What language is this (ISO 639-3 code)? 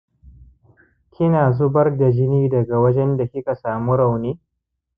hau